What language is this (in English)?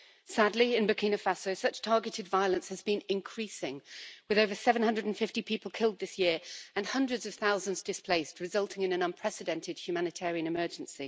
English